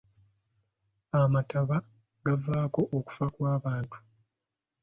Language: Ganda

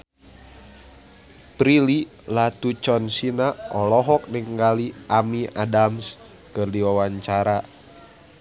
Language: Sundanese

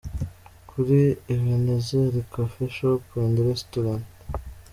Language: Kinyarwanda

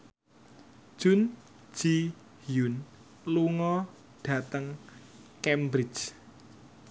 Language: Javanese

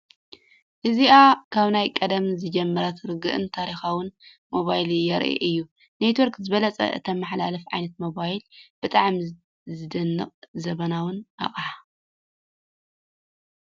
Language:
Tigrinya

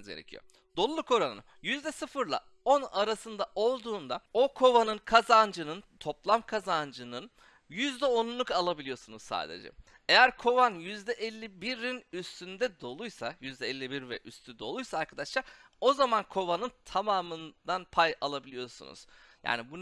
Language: Turkish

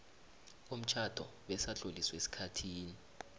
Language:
South Ndebele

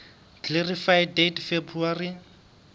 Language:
Southern Sotho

